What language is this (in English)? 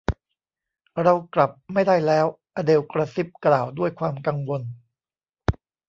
Thai